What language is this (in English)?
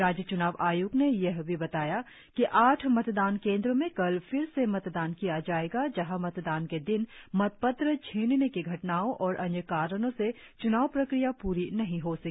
Hindi